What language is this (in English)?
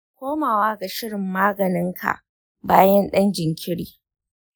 Hausa